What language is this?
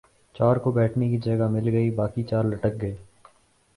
Urdu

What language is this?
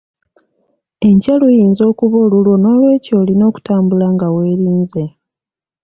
Ganda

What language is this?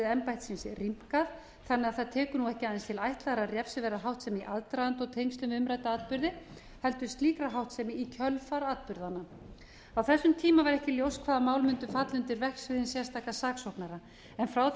Icelandic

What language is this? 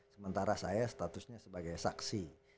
Indonesian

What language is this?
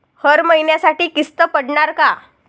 Marathi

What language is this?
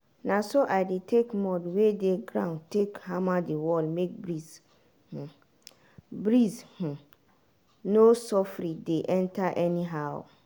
Nigerian Pidgin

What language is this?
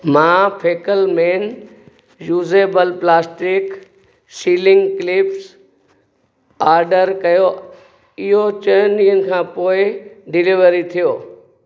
Sindhi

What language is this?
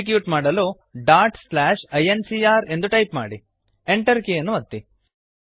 Kannada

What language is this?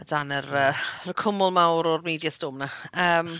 Welsh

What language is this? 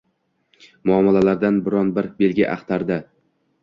Uzbek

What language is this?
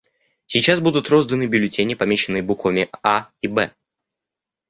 Russian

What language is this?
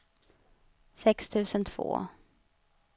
Swedish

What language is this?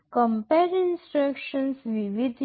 Gujarati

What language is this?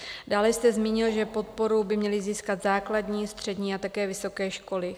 Czech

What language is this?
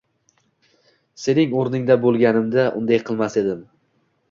Uzbek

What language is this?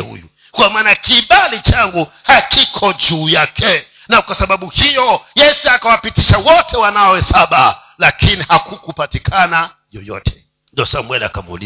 Swahili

